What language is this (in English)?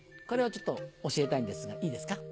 Japanese